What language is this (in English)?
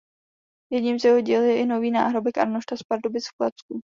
Czech